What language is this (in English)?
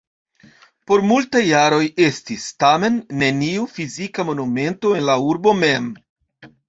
Esperanto